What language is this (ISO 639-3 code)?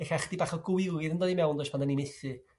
cym